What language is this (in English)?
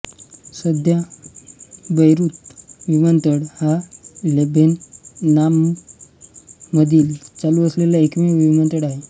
Marathi